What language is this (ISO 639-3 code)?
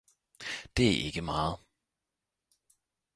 dan